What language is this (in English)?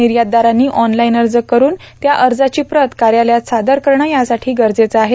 Marathi